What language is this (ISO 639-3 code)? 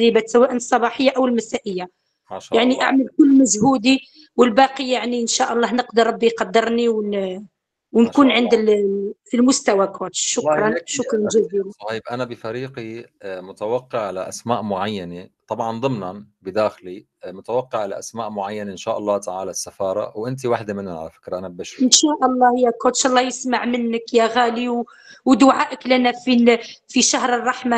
ara